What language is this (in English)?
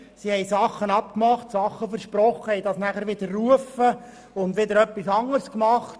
Swiss German